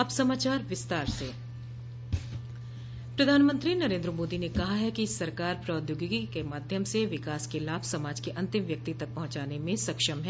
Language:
Hindi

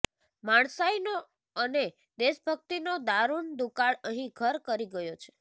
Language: Gujarati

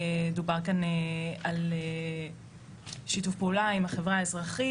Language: Hebrew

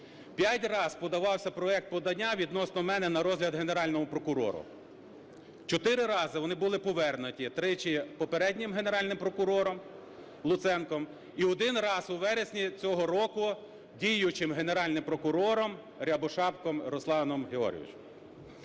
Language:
Ukrainian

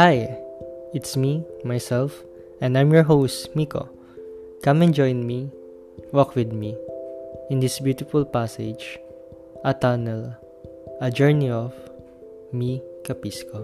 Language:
Filipino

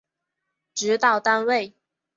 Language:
Chinese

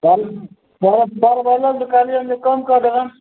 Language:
Maithili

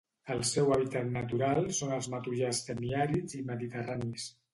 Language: Catalan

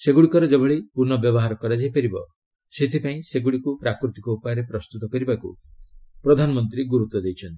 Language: Odia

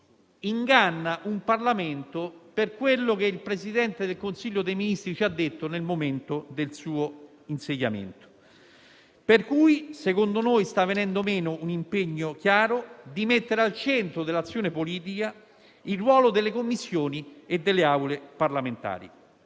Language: Italian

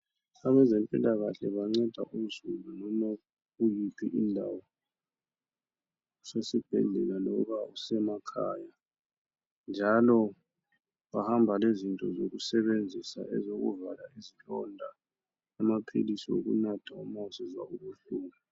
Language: North Ndebele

